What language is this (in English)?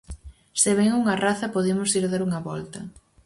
Galician